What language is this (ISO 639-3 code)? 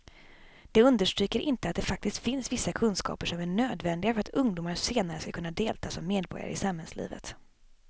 swe